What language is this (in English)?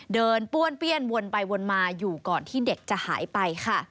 Thai